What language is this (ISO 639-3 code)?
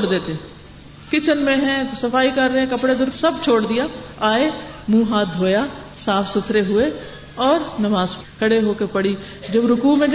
urd